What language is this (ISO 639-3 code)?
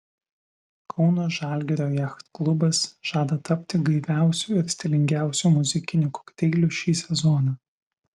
lit